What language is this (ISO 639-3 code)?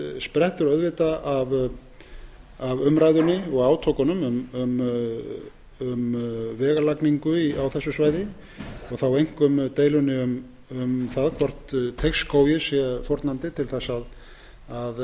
isl